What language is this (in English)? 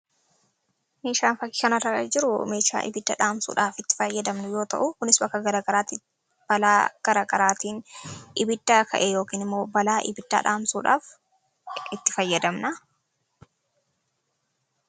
Oromo